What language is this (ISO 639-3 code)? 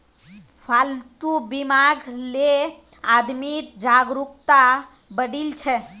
mag